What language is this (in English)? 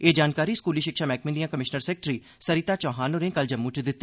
Dogri